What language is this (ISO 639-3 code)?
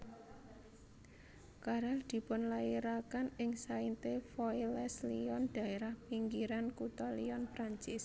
jav